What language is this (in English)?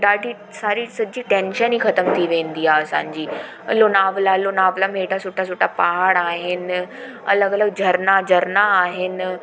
Sindhi